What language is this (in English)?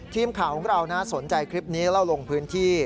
Thai